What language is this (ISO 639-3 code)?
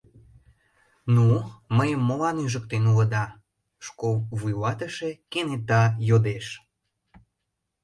chm